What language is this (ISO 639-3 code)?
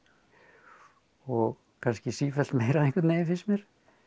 isl